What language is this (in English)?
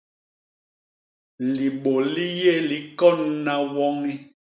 Basaa